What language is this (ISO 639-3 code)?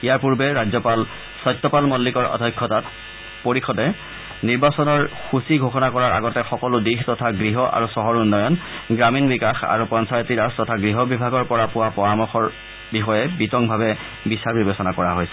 asm